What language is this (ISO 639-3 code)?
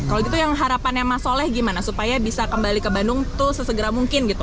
ind